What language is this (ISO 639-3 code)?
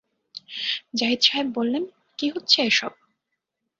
ben